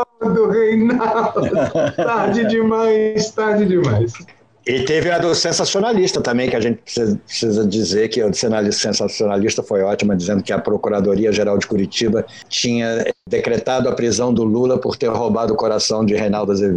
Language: Portuguese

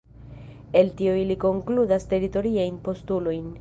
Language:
Esperanto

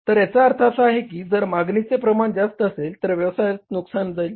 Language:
Marathi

